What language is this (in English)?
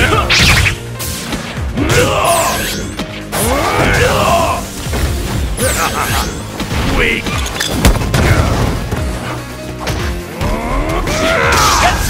English